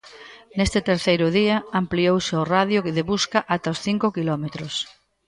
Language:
Galician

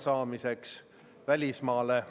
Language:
Estonian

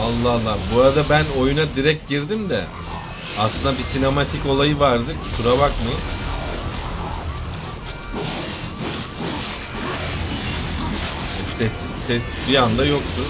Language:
Turkish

